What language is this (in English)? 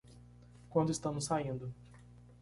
Portuguese